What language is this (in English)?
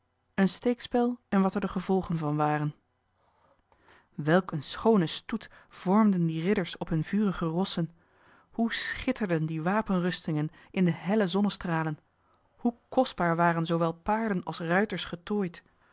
Dutch